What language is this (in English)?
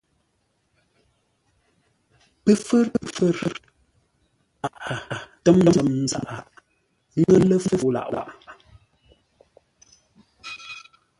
Ngombale